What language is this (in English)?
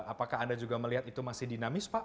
Indonesian